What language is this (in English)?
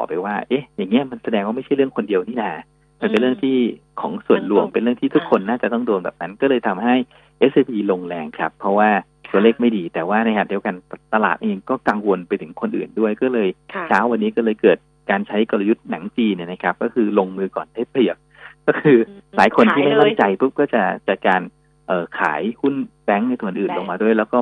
Thai